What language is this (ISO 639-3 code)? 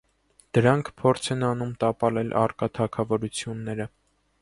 hye